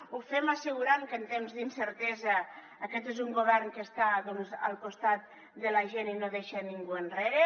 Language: Catalan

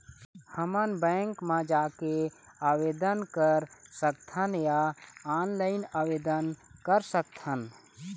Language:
Chhattisgarhi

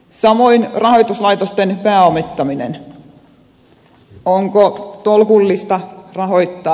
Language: Finnish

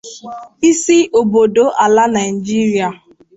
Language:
Igbo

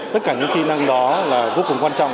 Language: Vietnamese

